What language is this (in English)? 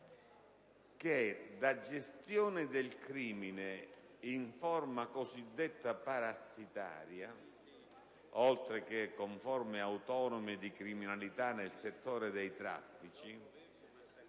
Italian